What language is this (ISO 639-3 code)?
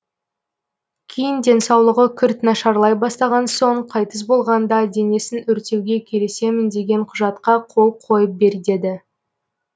kaz